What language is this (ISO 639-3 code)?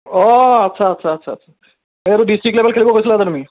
asm